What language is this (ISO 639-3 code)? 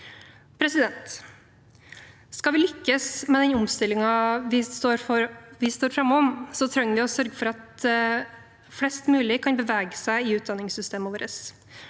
nor